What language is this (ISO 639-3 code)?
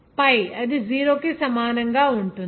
tel